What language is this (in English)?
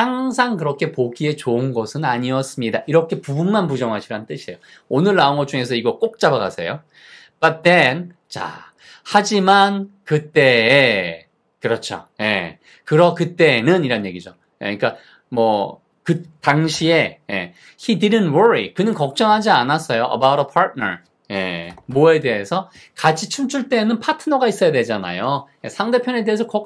Korean